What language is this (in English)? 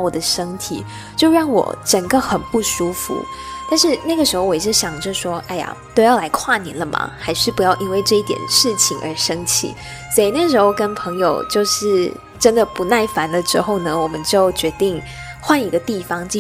Chinese